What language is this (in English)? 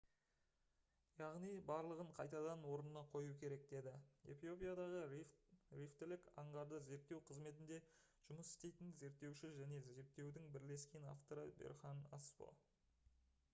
Kazakh